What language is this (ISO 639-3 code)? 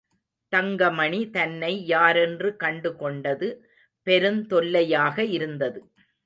tam